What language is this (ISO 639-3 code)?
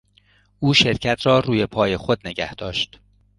fas